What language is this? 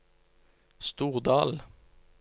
Norwegian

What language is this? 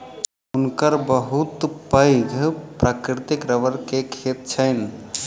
Maithili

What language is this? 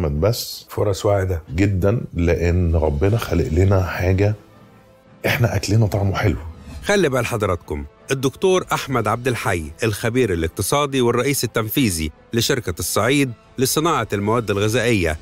Arabic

